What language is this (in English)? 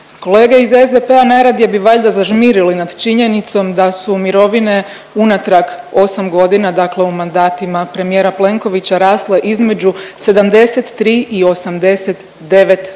Croatian